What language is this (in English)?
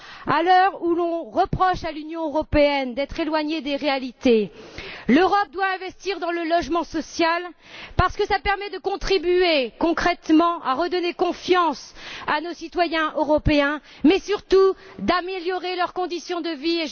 French